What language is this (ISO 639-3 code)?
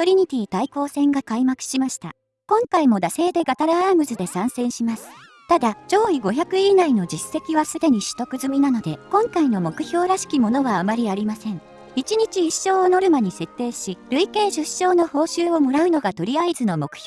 jpn